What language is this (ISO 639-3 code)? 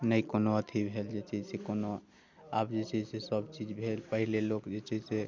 mai